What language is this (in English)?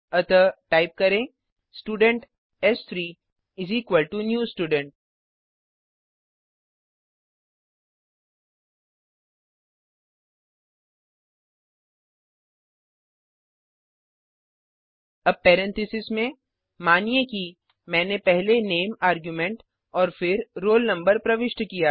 Hindi